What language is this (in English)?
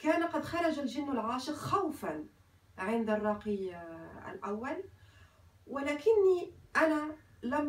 Arabic